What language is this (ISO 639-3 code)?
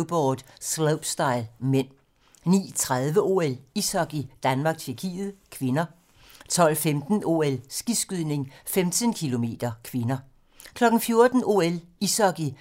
dan